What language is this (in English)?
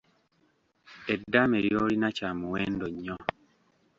Ganda